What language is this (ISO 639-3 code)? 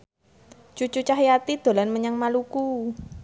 jav